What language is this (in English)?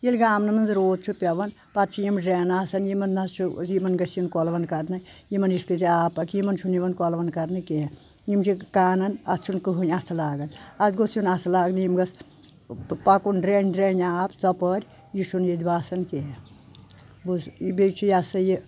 Kashmiri